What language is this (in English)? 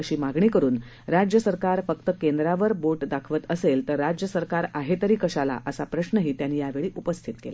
Marathi